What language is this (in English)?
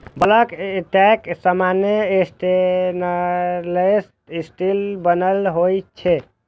Maithili